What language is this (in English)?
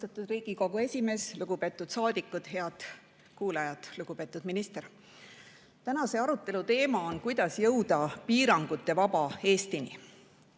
Estonian